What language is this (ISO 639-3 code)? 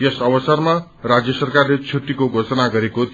nep